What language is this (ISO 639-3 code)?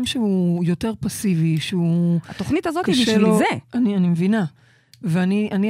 heb